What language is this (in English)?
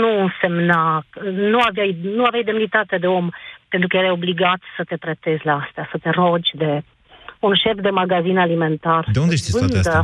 Romanian